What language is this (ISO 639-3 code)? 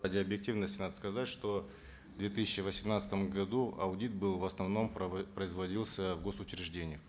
kaz